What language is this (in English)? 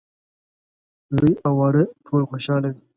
Pashto